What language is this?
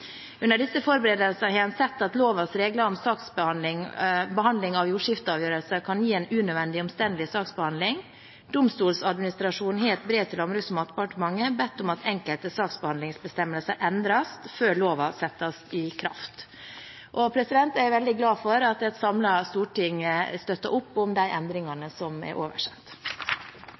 Norwegian Bokmål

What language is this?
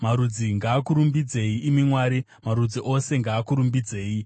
Shona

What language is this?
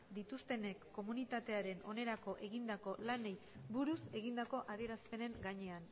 Basque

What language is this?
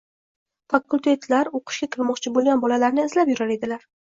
Uzbek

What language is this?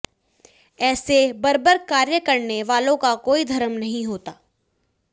Hindi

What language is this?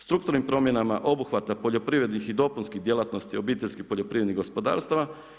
Croatian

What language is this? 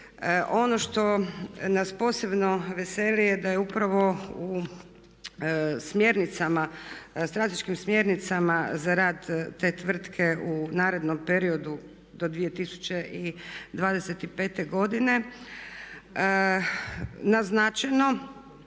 Croatian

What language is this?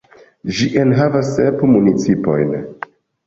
Esperanto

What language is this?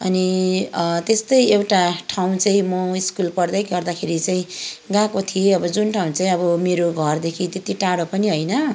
Nepali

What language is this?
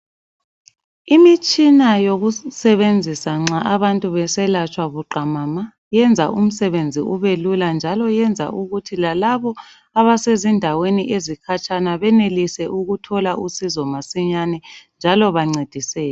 North Ndebele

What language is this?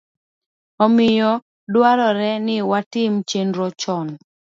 Luo (Kenya and Tanzania)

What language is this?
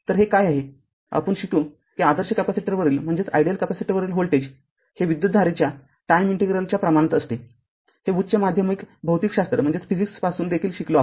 Marathi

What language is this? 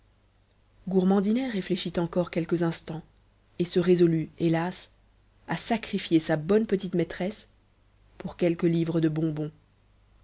French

